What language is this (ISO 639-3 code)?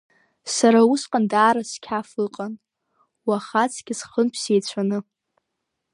abk